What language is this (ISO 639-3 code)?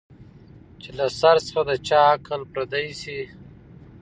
pus